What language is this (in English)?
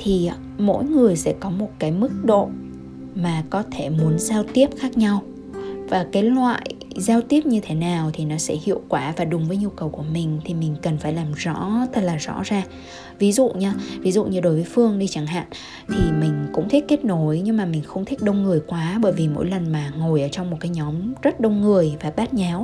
Vietnamese